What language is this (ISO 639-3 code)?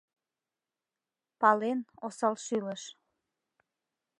chm